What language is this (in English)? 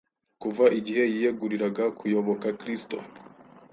Kinyarwanda